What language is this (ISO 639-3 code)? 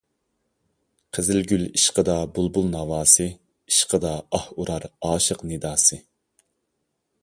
uig